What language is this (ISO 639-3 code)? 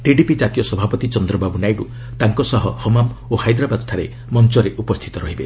ori